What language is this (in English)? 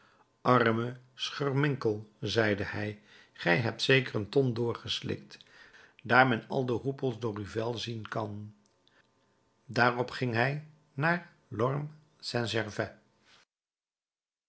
Dutch